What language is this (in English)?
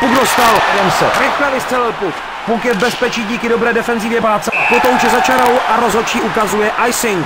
Czech